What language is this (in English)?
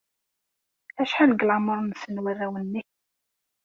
Kabyle